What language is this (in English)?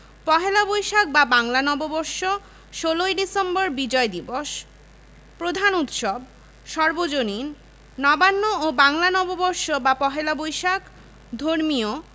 Bangla